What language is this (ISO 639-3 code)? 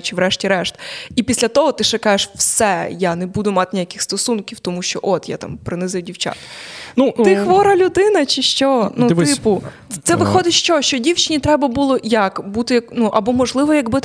ukr